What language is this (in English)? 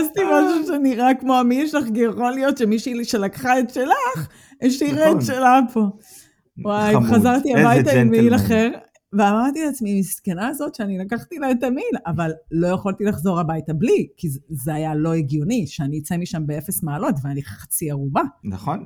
Hebrew